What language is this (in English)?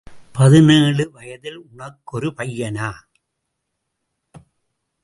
Tamil